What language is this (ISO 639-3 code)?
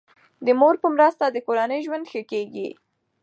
pus